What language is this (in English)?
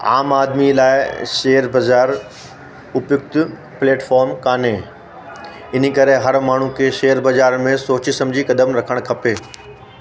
Sindhi